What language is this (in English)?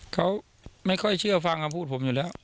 Thai